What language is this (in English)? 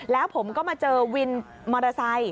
Thai